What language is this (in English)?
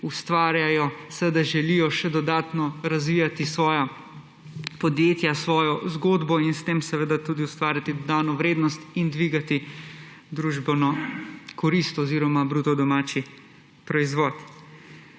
Slovenian